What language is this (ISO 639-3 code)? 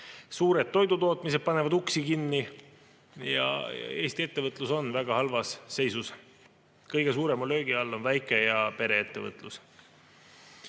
est